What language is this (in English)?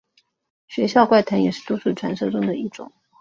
Chinese